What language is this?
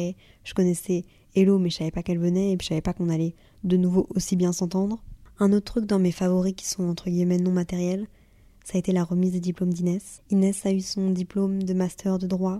French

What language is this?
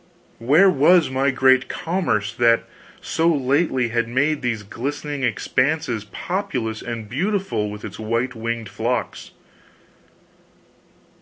English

